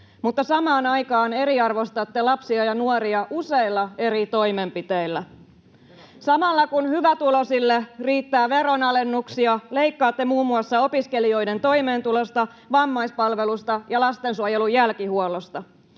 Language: Finnish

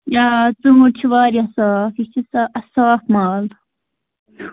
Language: Kashmiri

